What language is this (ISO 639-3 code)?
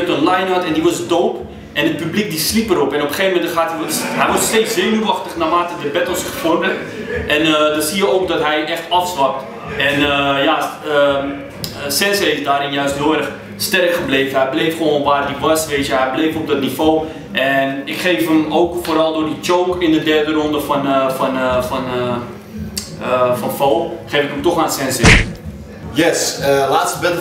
nld